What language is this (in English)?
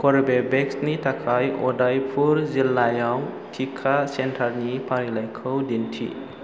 Bodo